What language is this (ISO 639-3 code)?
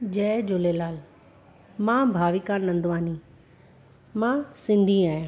snd